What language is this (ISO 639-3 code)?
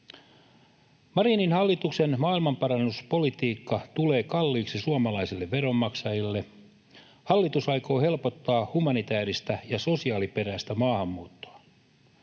fin